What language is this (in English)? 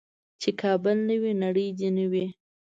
Pashto